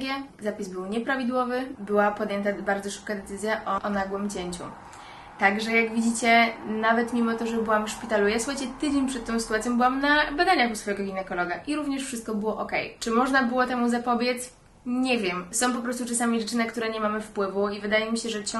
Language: Polish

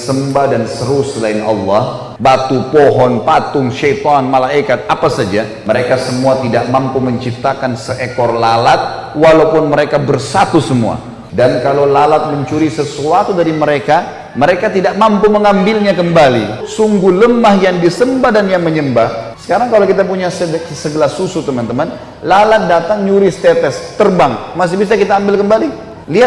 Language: Indonesian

